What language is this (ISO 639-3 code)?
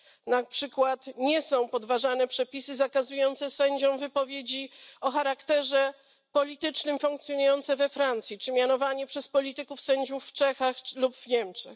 pol